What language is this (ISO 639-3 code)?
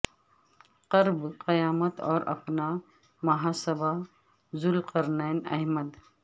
urd